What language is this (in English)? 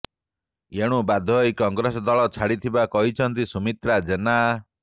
Odia